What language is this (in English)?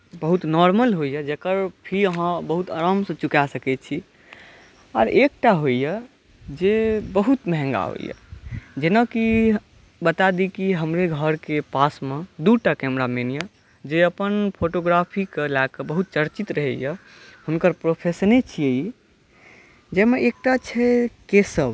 Maithili